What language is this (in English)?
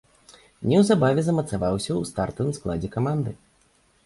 Belarusian